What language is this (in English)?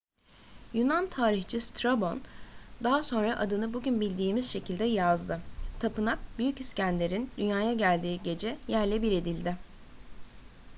Turkish